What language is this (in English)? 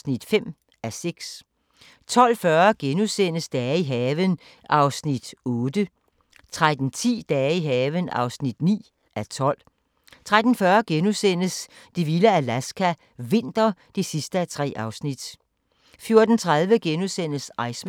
Danish